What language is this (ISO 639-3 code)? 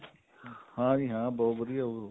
pan